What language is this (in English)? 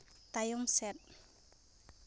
Santali